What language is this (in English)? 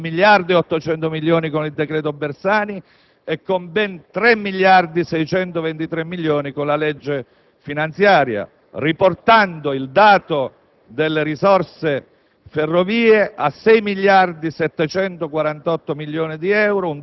Italian